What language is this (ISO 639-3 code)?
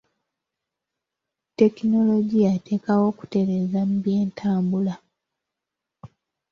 lug